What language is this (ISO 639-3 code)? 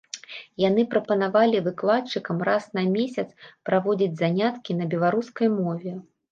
bel